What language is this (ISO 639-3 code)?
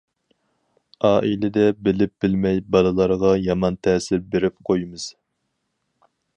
uig